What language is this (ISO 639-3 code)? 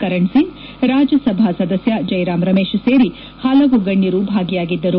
kan